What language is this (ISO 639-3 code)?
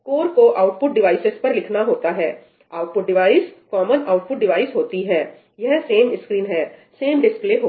hin